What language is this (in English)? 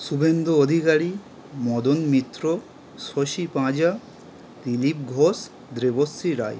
Bangla